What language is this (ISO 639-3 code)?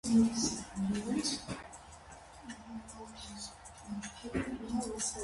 hye